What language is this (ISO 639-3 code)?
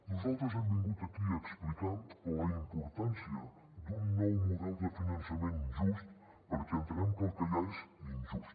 cat